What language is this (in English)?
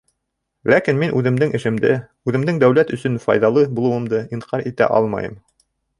Bashkir